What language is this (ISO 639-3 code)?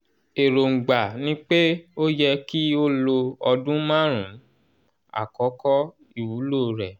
yor